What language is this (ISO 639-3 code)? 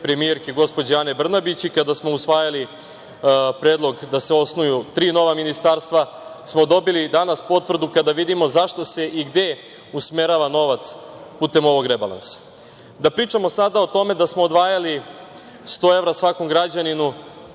srp